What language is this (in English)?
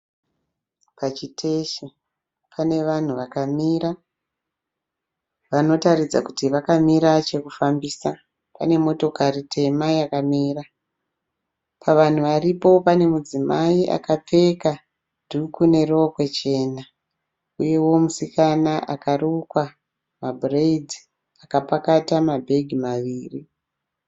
Shona